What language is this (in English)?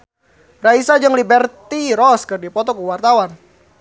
Sundanese